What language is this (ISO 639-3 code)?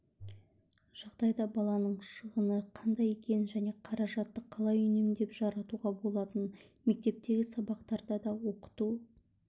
kaz